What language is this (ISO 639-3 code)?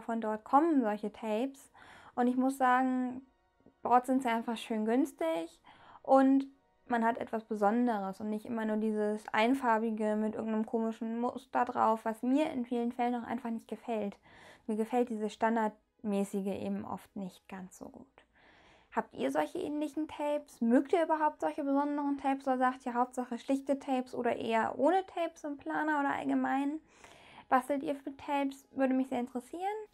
deu